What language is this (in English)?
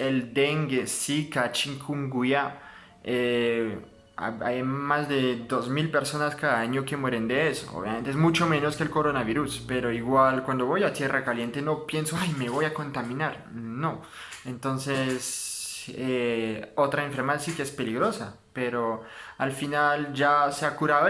Spanish